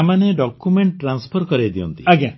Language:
Odia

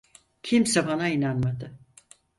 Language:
Turkish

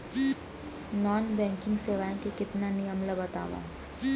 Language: Chhattisgarhi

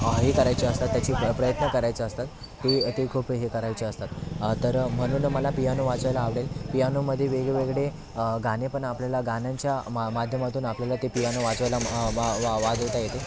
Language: Marathi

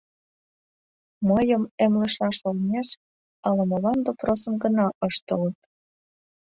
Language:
Mari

